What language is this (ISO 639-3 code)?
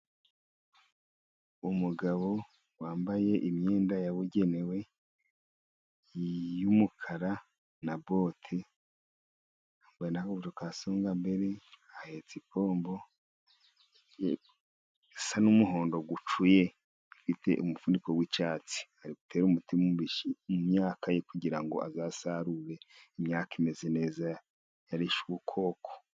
kin